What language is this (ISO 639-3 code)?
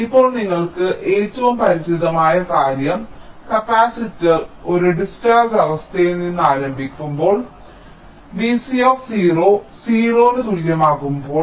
mal